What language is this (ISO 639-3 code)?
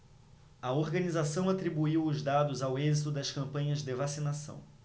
por